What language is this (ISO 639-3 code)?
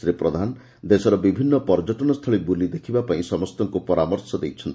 ori